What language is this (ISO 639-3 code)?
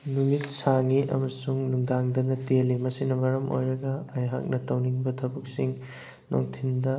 mni